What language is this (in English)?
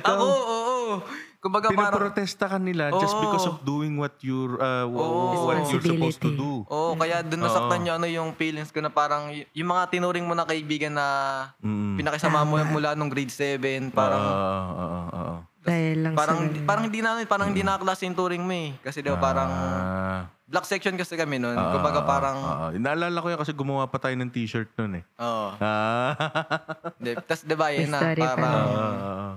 Filipino